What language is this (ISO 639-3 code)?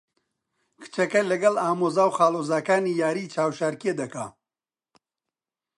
ckb